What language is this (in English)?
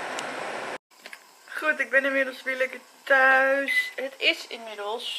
Dutch